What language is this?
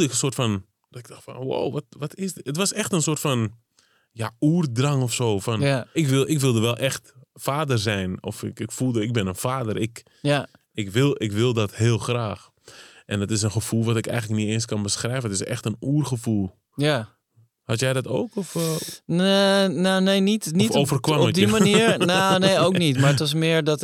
Dutch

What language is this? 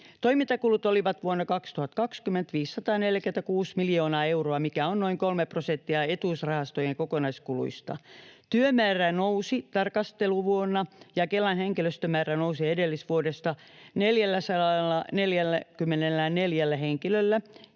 Finnish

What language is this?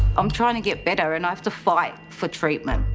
English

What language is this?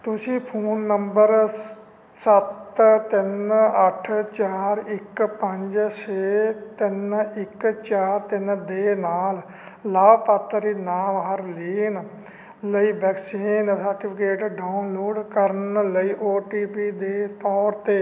Punjabi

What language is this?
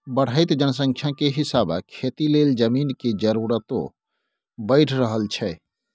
Maithili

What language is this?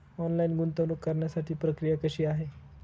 Marathi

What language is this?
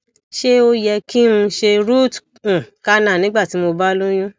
Yoruba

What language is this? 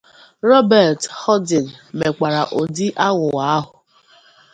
Igbo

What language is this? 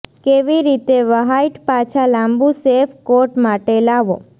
Gujarati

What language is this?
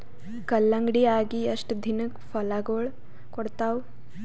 Kannada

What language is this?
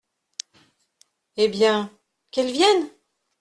French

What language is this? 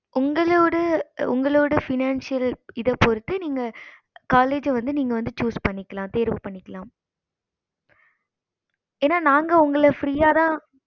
Tamil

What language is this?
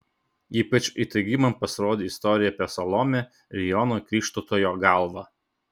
Lithuanian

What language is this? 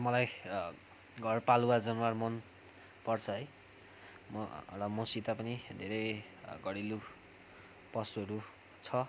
Nepali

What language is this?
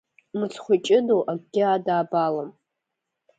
Abkhazian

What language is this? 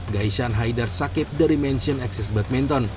Indonesian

